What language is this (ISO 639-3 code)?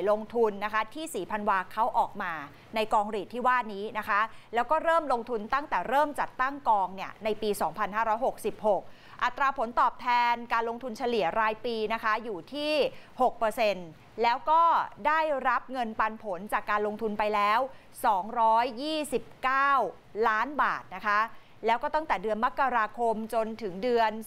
tha